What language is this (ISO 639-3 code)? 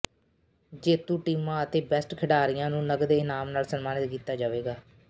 pan